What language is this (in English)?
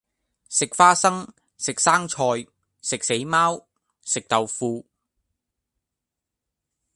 Cantonese